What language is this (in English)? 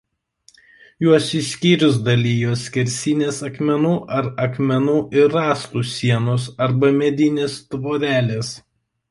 Lithuanian